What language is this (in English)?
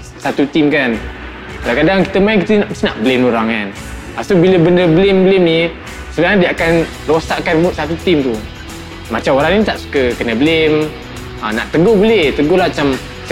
Malay